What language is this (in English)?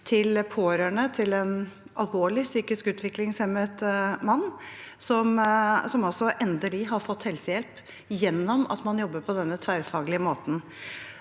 Norwegian